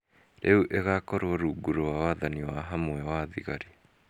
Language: Kikuyu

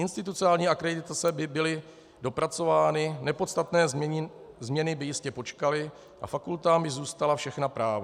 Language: Czech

